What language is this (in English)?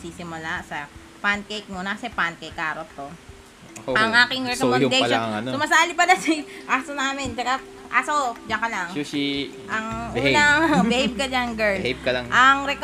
Filipino